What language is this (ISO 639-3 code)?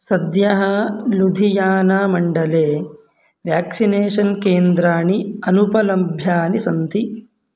san